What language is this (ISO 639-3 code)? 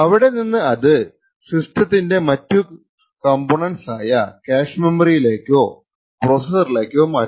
mal